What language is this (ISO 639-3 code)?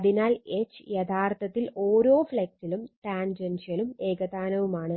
mal